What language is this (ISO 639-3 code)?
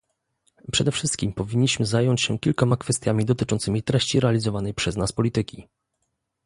pol